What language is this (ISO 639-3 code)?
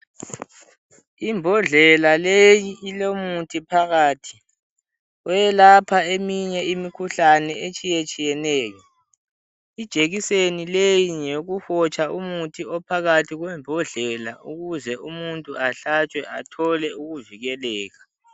nde